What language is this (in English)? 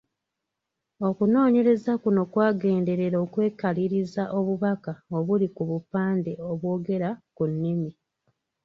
Ganda